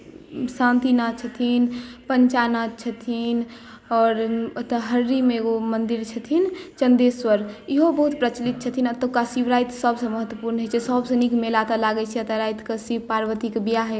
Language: Maithili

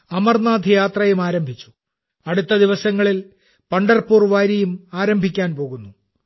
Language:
Malayalam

